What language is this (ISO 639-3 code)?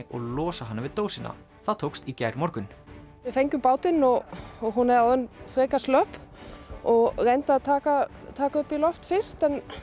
isl